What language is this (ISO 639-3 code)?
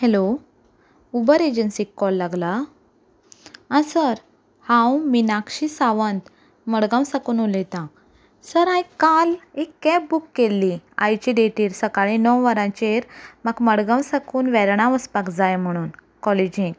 kok